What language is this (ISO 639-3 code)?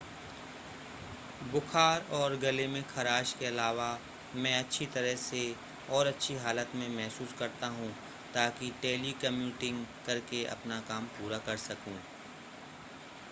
hin